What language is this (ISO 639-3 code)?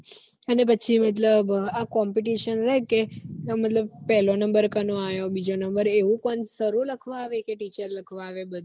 guj